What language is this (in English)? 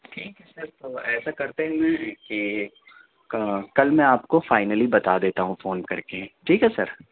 Urdu